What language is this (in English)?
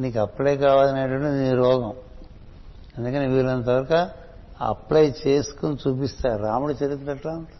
Telugu